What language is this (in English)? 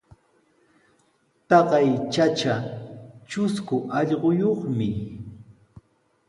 Sihuas Ancash Quechua